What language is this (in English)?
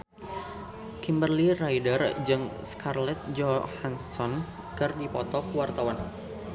Sundanese